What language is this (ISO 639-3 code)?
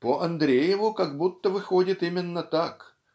rus